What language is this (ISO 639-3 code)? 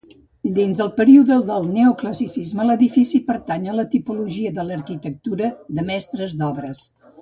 cat